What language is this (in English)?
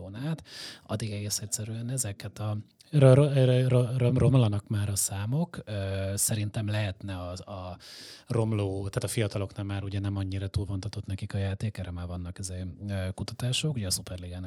Hungarian